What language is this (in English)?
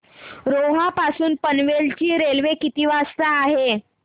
Marathi